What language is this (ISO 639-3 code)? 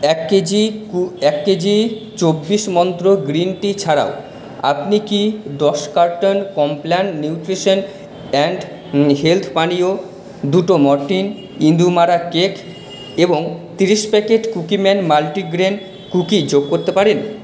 ben